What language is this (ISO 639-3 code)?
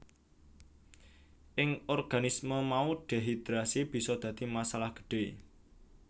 jav